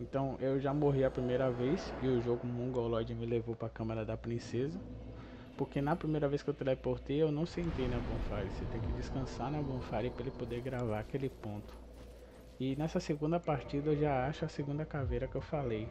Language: Portuguese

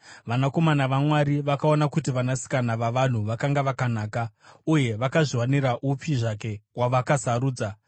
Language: Shona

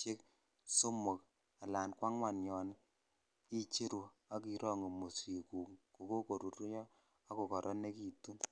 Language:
Kalenjin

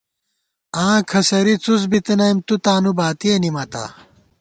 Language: Gawar-Bati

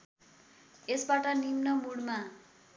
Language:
Nepali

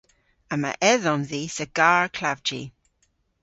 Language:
Cornish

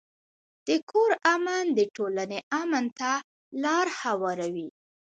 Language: Pashto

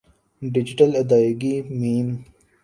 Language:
Urdu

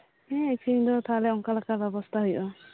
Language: Santali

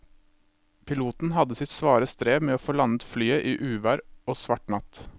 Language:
Norwegian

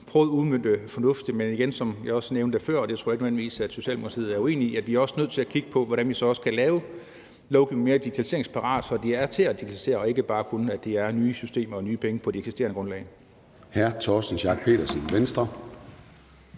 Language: Danish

